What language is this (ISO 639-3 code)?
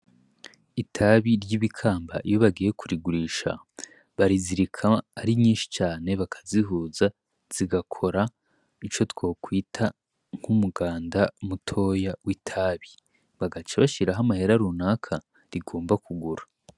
run